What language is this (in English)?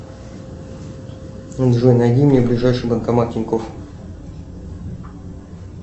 Russian